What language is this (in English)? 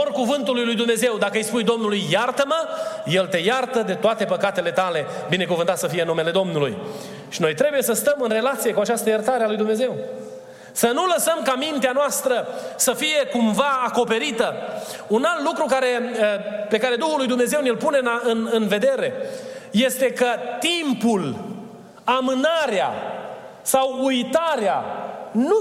Romanian